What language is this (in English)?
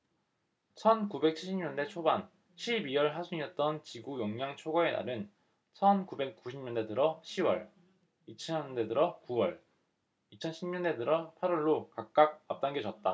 Korean